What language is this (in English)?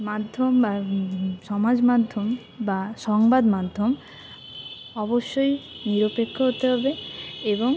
Bangla